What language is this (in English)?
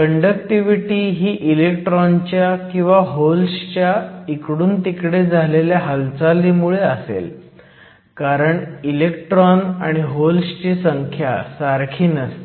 Marathi